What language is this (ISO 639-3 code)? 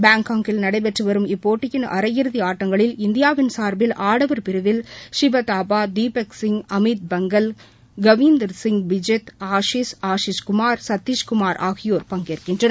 tam